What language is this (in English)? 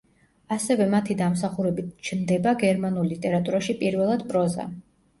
Georgian